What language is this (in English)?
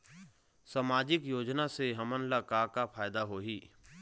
Chhattisgarhi